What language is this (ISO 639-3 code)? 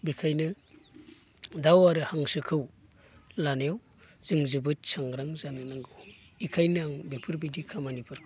brx